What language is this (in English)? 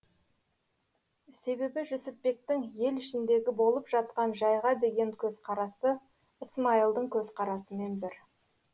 Kazakh